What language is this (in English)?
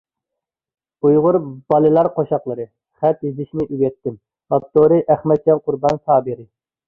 Uyghur